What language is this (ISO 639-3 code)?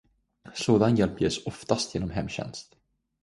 swe